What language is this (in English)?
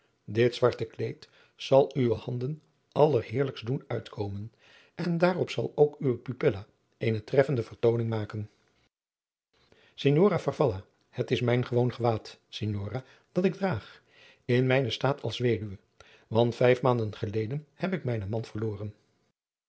Dutch